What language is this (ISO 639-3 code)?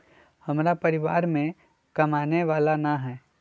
mag